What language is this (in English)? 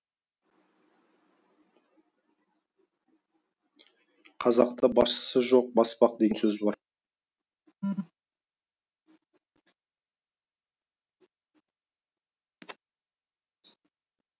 Kazakh